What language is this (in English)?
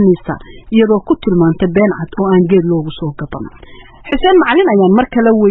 Arabic